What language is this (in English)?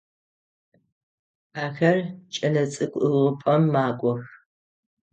Adyghe